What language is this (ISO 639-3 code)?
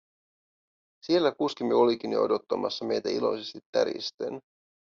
fin